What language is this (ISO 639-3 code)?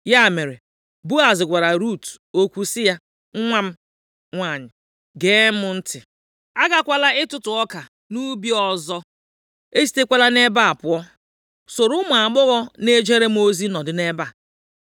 ibo